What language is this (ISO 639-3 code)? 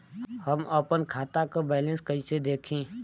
bho